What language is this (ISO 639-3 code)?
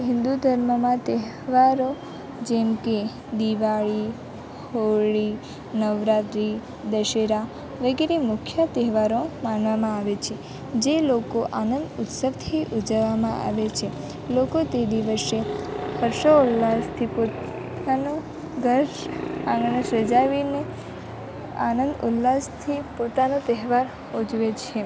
guj